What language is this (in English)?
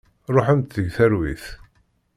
Kabyle